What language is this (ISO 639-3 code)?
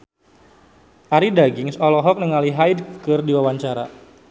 sun